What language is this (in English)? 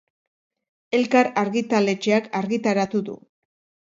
Basque